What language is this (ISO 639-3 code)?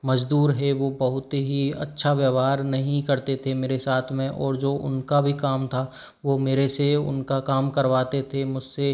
hin